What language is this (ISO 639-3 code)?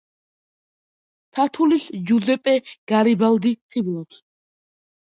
kat